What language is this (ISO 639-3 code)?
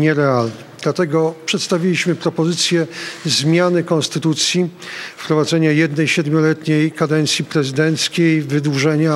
pol